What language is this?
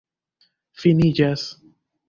Esperanto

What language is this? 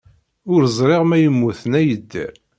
Kabyle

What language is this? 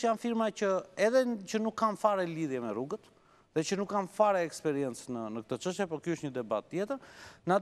Romanian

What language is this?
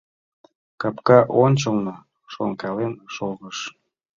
Mari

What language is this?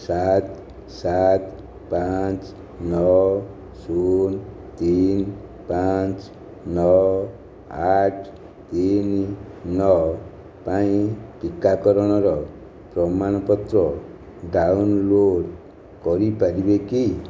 Odia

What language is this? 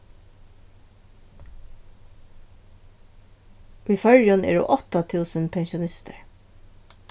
Faroese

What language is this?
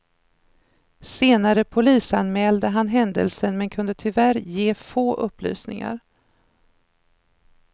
Swedish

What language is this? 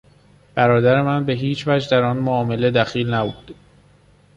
Persian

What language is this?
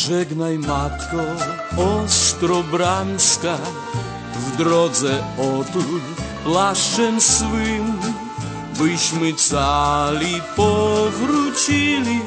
Polish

